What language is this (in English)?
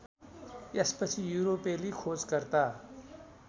Nepali